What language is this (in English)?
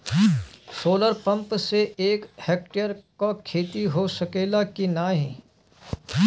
Bhojpuri